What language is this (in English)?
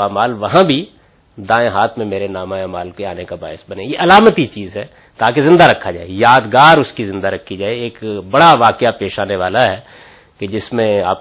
Urdu